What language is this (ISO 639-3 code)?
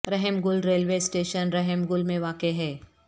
urd